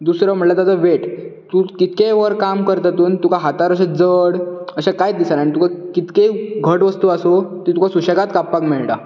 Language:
Konkani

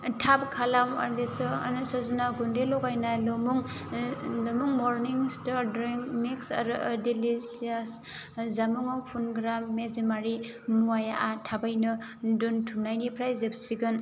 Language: Bodo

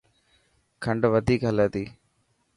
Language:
Dhatki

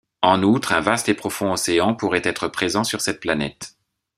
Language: French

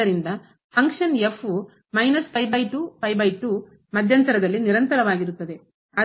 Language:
Kannada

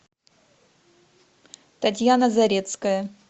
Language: Russian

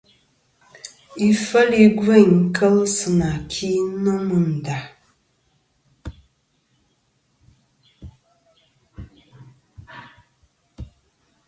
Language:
Kom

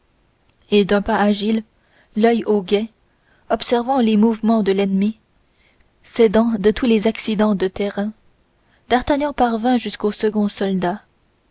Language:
French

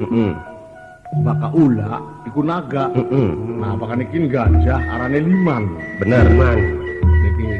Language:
Indonesian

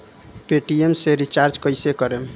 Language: Bhojpuri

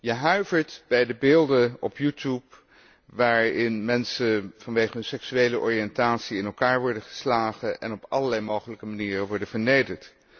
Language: Dutch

